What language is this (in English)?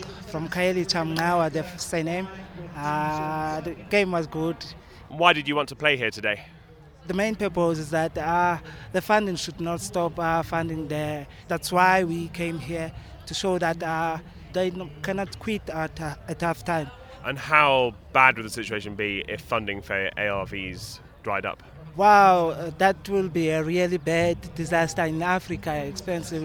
English